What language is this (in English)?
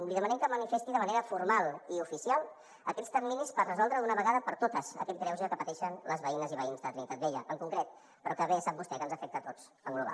Catalan